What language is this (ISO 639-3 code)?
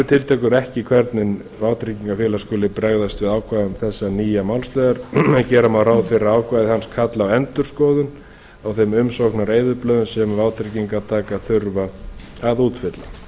isl